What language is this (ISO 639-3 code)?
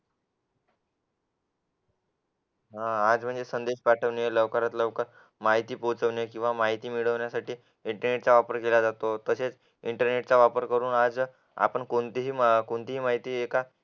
mar